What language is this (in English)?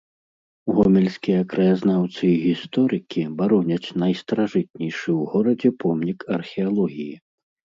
Belarusian